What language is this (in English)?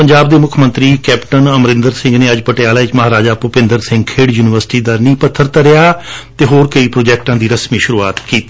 Punjabi